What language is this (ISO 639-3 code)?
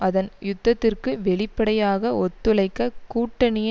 tam